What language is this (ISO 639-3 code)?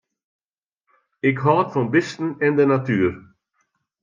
fry